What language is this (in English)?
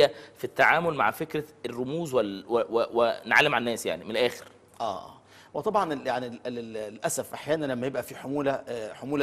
Arabic